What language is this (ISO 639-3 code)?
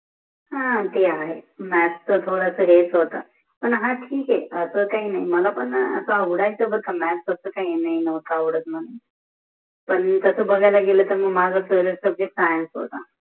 mar